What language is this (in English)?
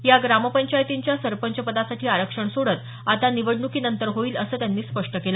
Marathi